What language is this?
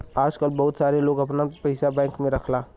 Bhojpuri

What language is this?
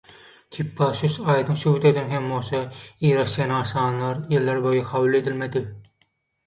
Turkmen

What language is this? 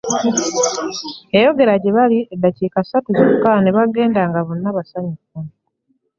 Ganda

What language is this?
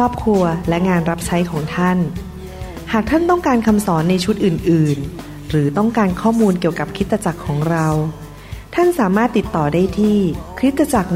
Thai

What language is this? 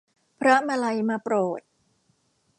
Thai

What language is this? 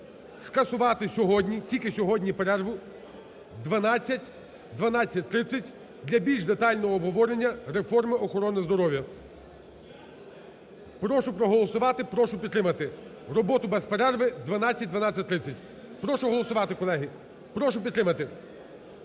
Ukrainian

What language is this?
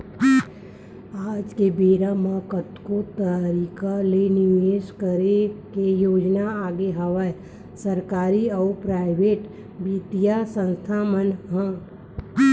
Chhattisgarhi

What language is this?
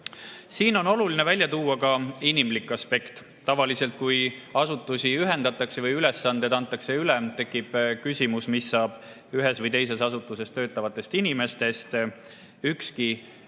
Estonian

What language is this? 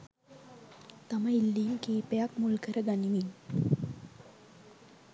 Sinhala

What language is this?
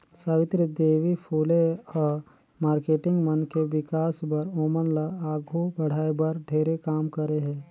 Chhattisgarhi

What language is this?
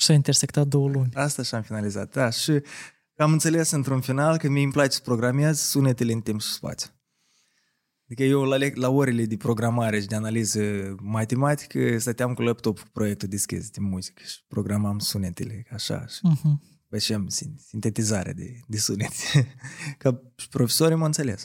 Romanian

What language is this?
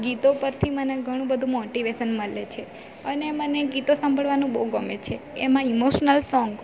Gujarati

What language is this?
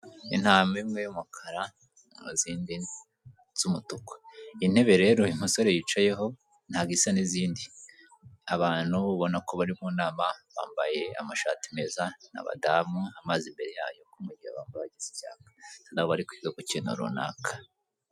Kinyarwanda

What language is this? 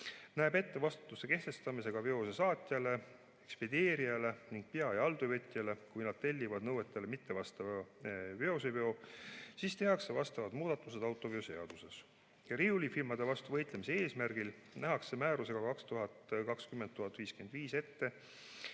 Estonian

